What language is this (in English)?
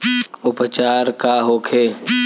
Bhojpuri